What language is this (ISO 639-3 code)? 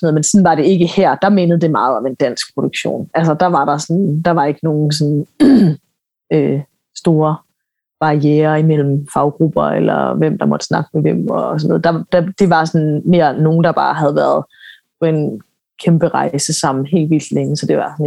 dan